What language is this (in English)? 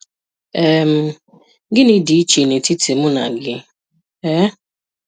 Igbo